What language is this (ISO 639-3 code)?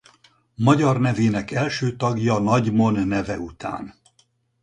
hun